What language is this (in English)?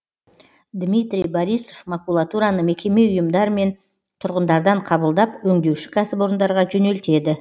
Kazakh